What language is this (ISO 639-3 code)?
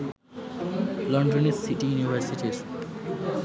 ben